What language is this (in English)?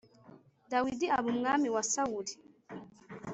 Kinyarwanda